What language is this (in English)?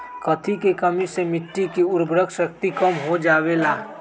Magahi